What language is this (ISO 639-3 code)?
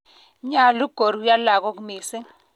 kln